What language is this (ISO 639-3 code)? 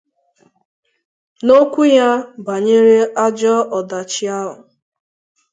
ibo